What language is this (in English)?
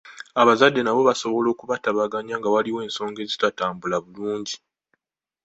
Ganda